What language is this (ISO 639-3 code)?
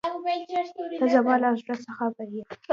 pus